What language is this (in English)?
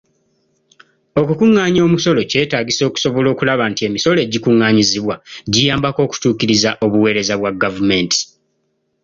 Ganda